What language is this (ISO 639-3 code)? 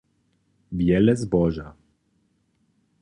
hsb